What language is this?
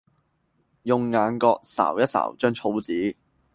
Cantonese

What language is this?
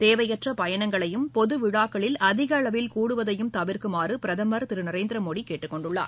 Tamil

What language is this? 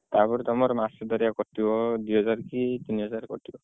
Odia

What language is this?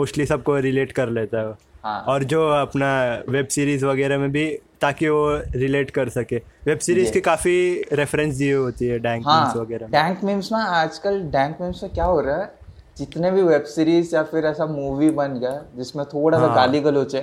Hindi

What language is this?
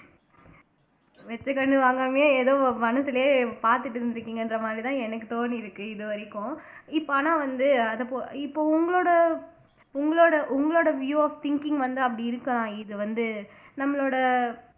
Tamil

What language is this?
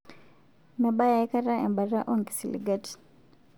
Masai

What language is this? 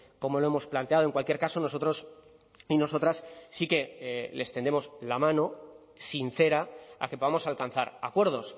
Spanish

